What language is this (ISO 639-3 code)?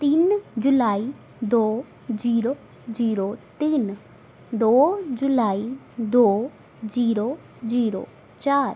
pan